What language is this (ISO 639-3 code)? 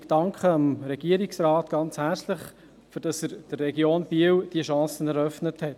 gsw